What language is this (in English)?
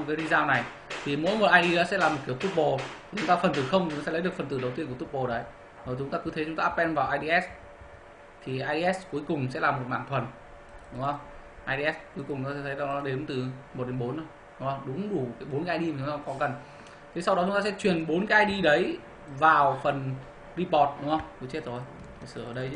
Vietnamese